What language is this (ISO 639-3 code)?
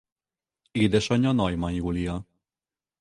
hun